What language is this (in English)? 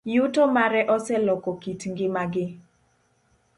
Luo (Kenya and Tanzania)